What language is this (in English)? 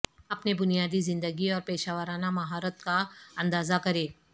Urdu